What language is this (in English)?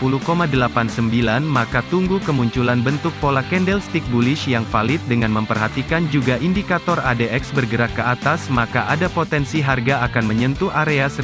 Indonesian